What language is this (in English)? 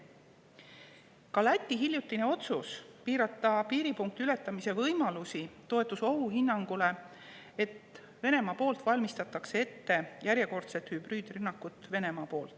Estonian